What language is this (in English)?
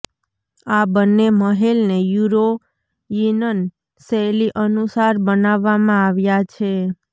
Gujarati